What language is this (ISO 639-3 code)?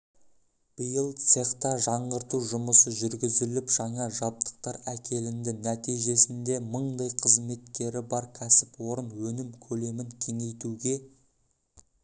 kaz